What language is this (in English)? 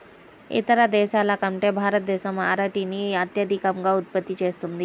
Telugu